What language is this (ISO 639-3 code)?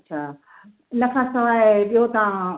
snd